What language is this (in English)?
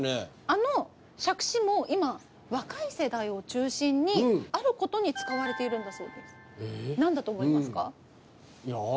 Japanese